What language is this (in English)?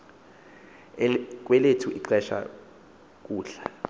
Xhosa